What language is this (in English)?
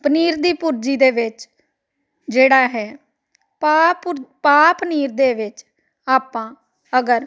Punjabi